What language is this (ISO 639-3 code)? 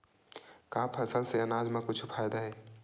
hne